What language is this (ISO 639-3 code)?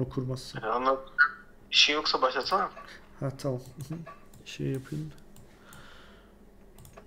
tur